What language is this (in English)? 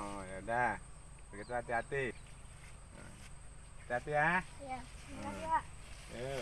Indonesian